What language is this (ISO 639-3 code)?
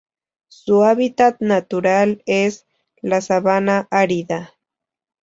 spa